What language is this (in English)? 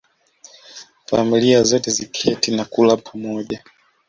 Swahili